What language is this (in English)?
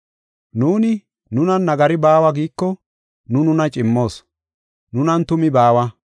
Gofa